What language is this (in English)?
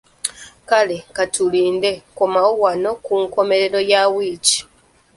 Ganda